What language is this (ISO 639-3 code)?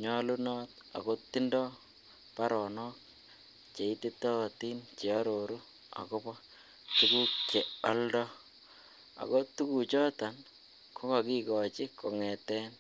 kln